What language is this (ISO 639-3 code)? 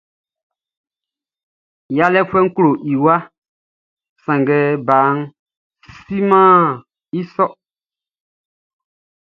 bci